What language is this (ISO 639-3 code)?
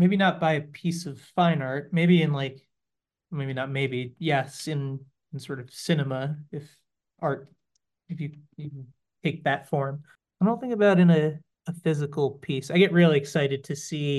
eng